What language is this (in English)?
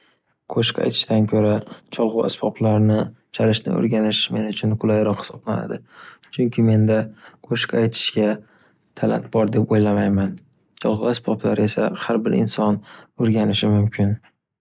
Uzbek